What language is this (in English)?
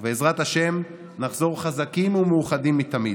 Hebrew